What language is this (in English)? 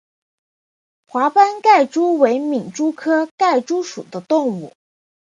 Chinese